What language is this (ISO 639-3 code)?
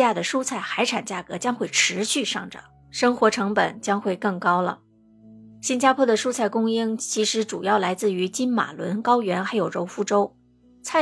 zho